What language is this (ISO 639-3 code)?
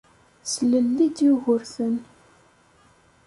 kab